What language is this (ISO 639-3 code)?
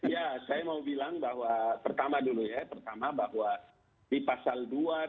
ind